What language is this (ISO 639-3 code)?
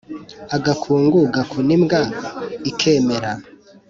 kin